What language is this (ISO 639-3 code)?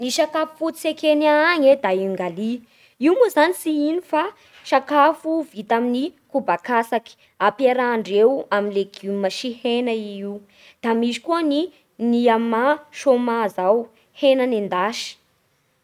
bhr